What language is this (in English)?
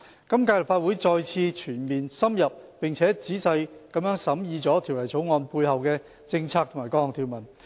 Cantonese